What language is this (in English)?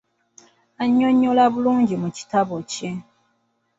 Ganda